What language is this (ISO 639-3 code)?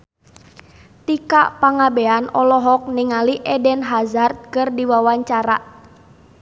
sun